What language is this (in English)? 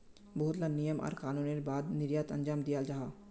Magahi